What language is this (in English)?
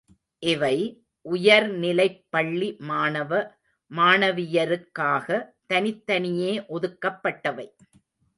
Tamil